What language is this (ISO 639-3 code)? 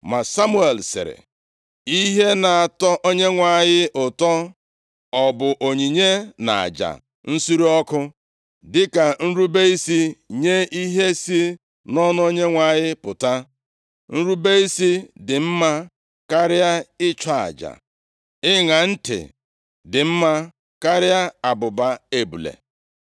ibo